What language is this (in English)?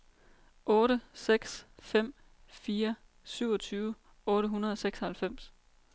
Danish